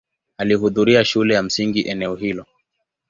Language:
Swahili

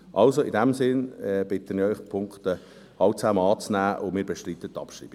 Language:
Swiss German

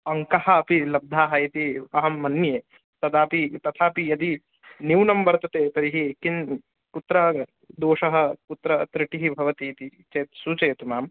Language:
Sanskrit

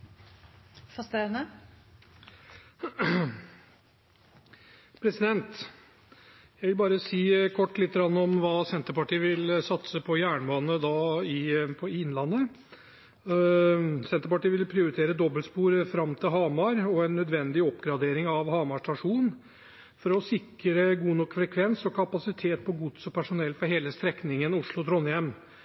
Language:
Norwegian Bokmål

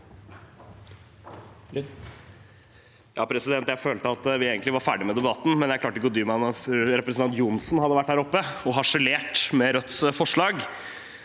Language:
Norwegian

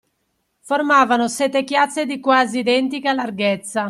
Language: Italian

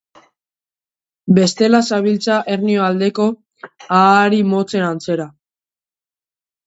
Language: Basque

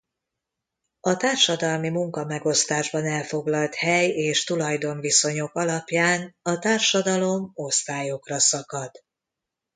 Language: Hungarian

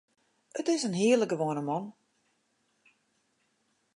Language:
Western Frisian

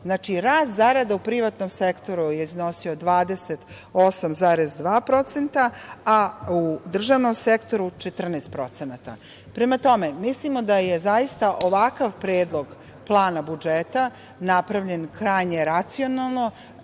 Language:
Serbian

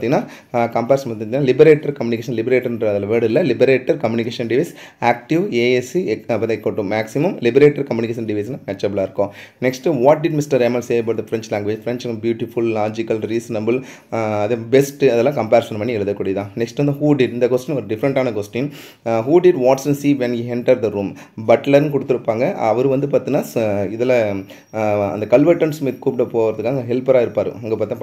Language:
Tamil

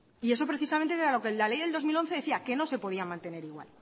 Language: Spanish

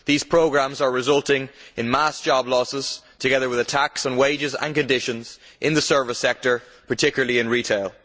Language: English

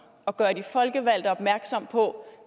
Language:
Danish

